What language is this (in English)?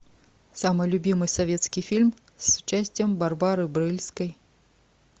Russian